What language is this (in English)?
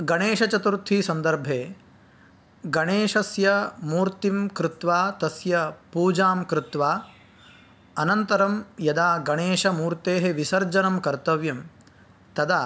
Sanskrit